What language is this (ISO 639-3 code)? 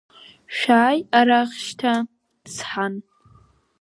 abk